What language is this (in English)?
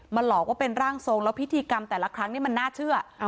Thai